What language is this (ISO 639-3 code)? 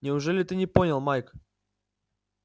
rus